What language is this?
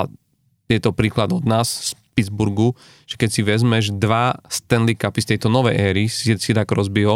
Slovak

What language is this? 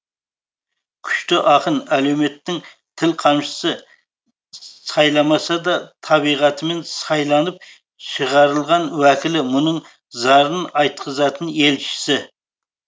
Kazakh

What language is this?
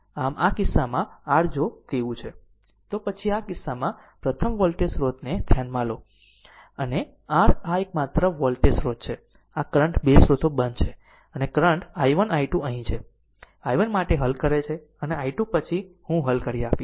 Gujarati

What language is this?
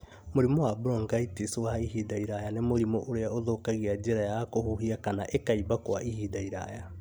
Kikuyu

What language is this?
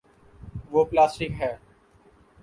Urdu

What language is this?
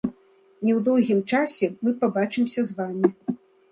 Belarusian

